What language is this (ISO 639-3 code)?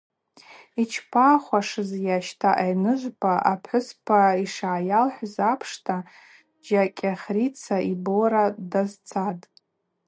abq